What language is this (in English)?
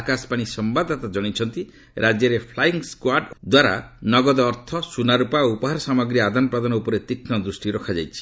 Odia